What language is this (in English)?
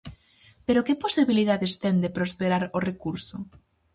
Galician